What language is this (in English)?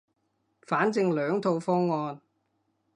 Cantonese